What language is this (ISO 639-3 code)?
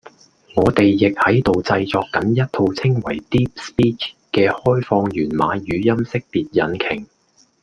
yue